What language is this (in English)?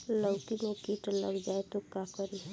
Bhojpuri